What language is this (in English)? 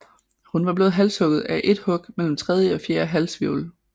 Danish